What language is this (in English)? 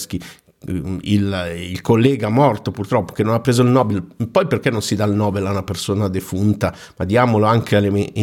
Italian